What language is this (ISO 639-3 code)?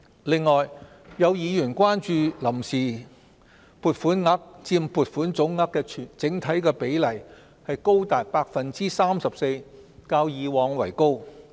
yue